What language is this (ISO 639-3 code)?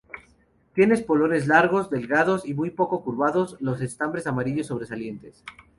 spa